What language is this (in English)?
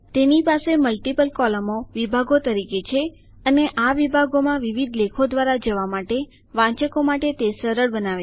Gujarati